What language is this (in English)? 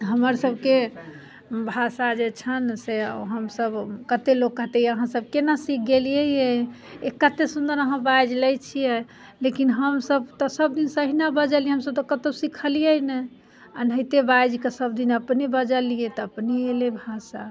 Maithili